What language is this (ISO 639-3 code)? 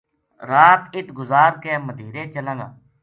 gju